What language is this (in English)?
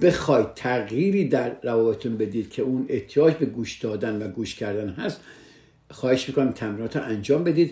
Persian